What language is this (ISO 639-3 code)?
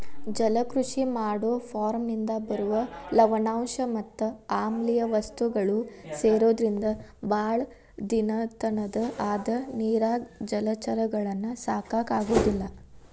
kan